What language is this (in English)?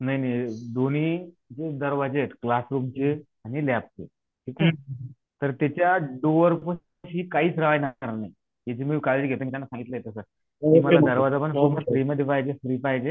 Marathi